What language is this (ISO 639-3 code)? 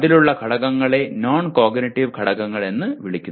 mal